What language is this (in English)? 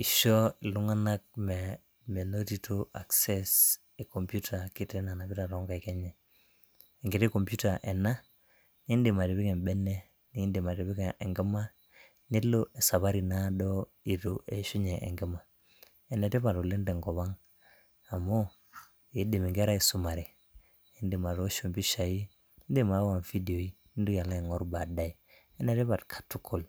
Masai